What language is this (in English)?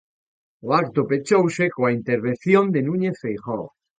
Galician